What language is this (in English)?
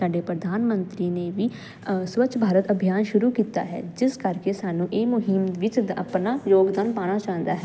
Punjabi